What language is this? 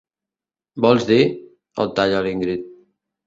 Catalan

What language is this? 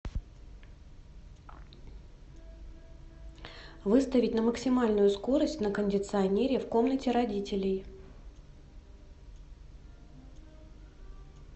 Russian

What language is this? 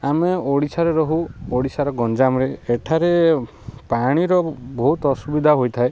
Odia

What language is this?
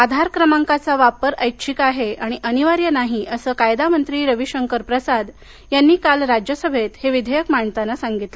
Marathi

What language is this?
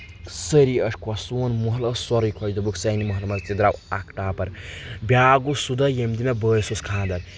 Kashmiri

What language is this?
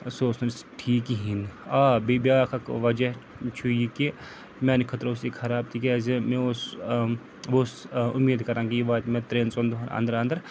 Kashmiri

